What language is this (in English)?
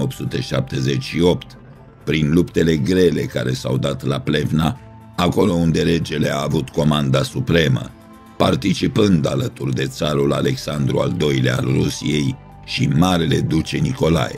Romanian